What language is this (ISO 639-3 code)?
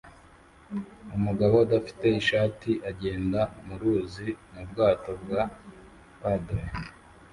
kin